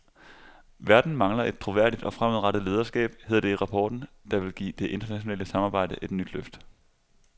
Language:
Danish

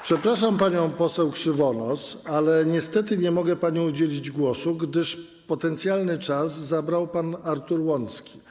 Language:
Polish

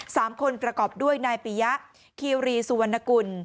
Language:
Thai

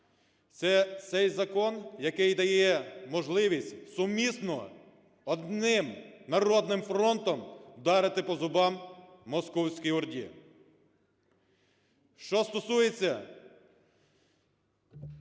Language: Ukrainian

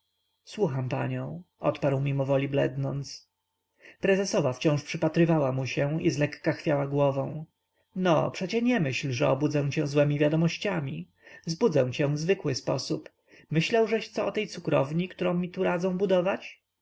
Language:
Polish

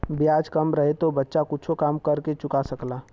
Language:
Bhojpuri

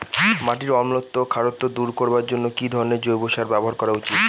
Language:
Bangla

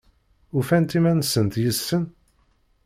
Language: Kabyle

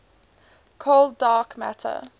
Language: English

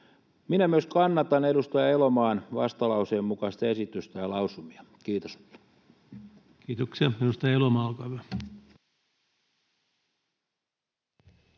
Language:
Finnish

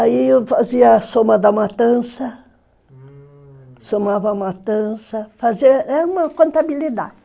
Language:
Portuguese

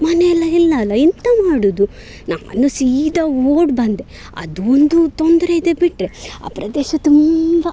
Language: Kannada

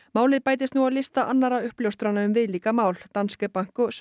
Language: Icelandic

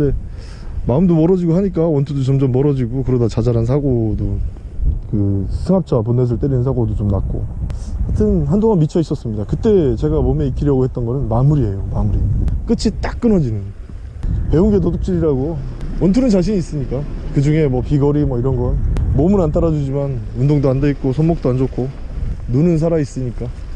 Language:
Korean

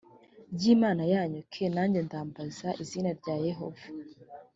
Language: Kinyarwanda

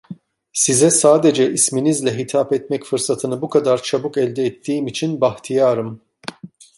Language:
Turkish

